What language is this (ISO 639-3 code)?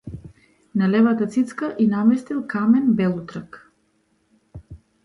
mkd